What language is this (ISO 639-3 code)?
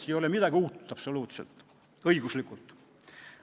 est